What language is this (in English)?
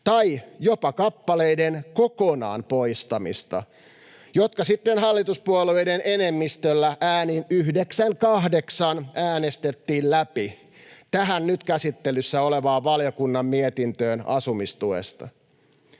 Finnish